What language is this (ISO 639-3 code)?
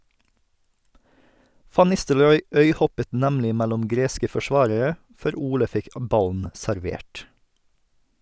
nor